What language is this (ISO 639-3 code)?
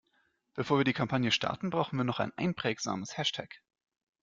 deu